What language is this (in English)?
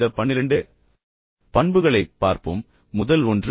Tamil